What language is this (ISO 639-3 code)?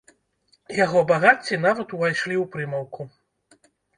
bel